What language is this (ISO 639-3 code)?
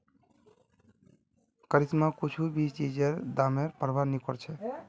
mag